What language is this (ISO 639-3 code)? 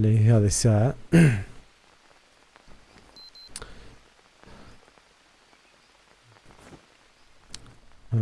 ara